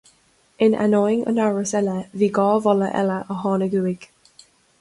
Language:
Irish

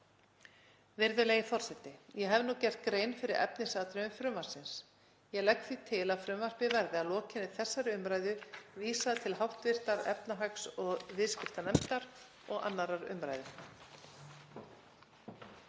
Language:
Icelandic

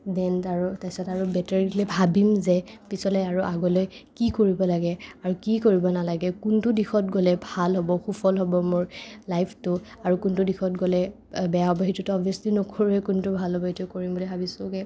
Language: Assamese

